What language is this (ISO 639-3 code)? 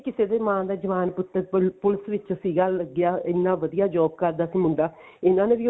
pan